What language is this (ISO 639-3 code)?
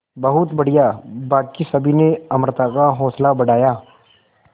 hin